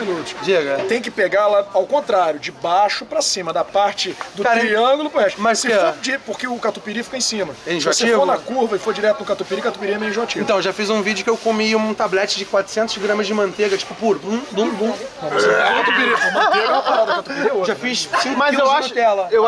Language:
Portuguese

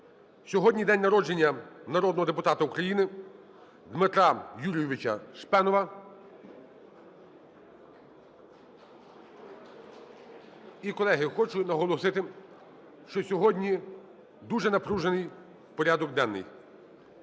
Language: Ukrainian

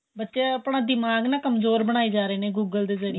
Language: Punjabi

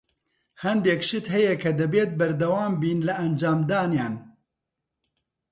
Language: Central Kurdish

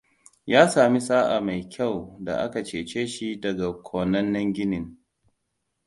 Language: Hausa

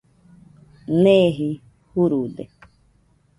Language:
Nüpode Huitoto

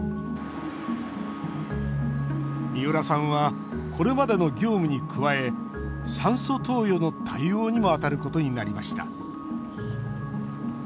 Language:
Japanese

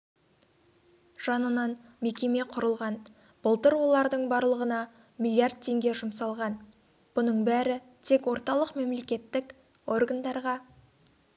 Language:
Kazakh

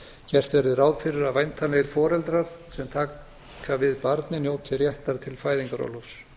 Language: Icelandic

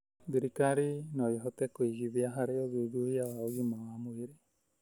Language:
Kikuyu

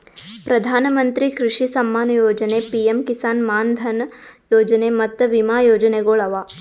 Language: Kannada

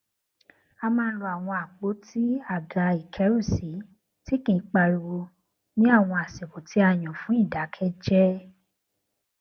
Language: Yoruba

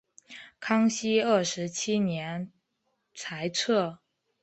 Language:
Chinese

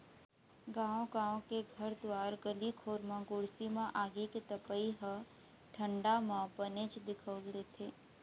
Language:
Chhattisgarhi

